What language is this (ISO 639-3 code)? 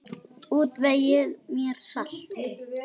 isl